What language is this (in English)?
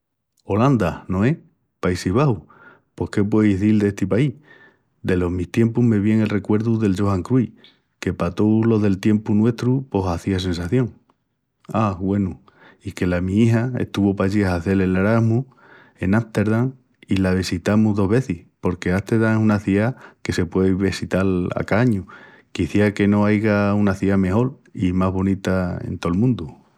Extremaduran